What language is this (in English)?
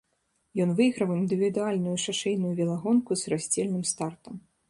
Belarusian